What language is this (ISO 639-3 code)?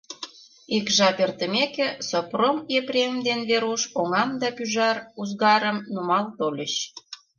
chm